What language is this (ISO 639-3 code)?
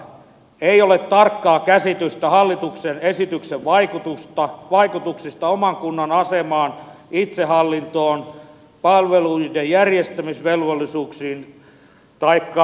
fin